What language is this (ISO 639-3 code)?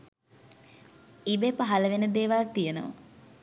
sin